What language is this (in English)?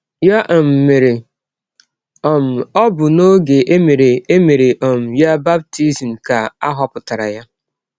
Igbo